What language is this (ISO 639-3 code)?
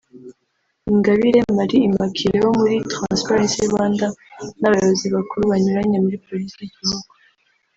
kin